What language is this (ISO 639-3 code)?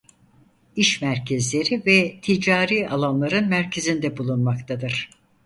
tur